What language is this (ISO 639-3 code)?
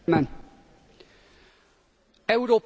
hun